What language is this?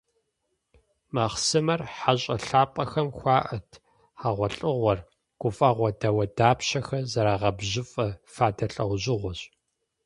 Kabardian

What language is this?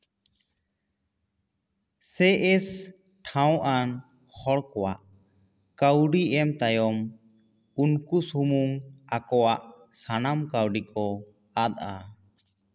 Santali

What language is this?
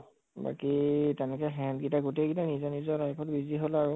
Assamese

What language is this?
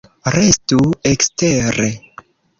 Esperanto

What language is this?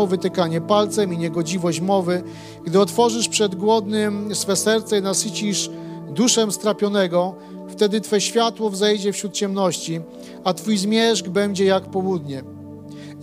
Polish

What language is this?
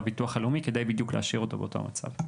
Hebrew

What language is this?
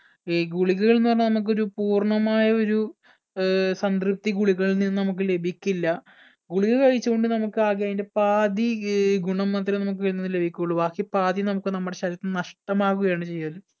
Malayalam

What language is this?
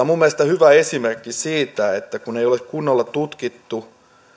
Finnish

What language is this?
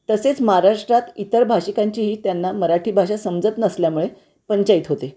Marathi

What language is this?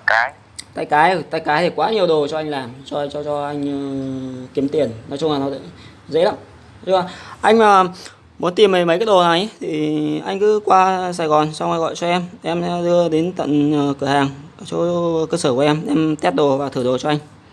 Vietnamese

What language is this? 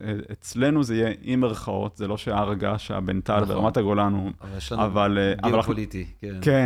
Hebrew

